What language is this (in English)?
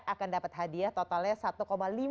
Indonesian